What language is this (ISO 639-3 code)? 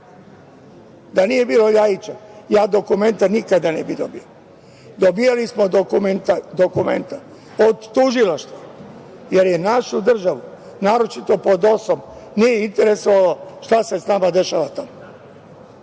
srp